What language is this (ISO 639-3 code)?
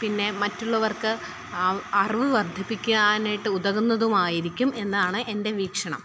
mal